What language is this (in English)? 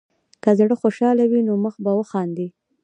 Pashto